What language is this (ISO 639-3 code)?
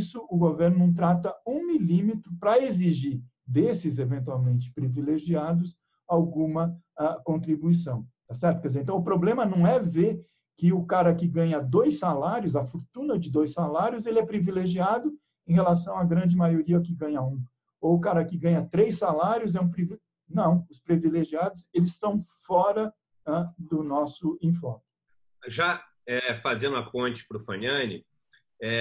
por